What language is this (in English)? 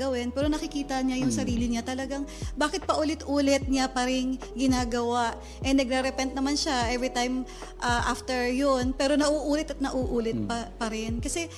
Filipino